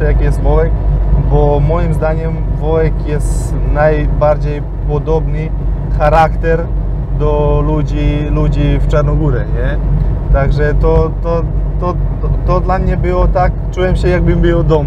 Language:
Polish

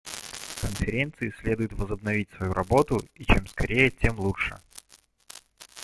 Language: Russian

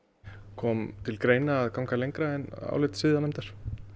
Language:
Icelandic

